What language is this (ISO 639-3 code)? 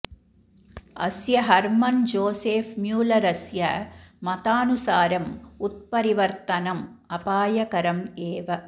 san